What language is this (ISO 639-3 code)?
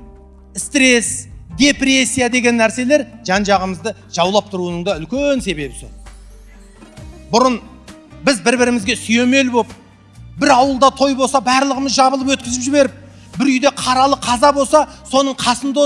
tur